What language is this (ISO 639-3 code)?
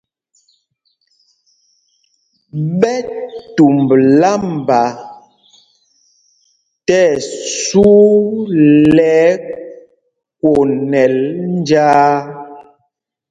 mgg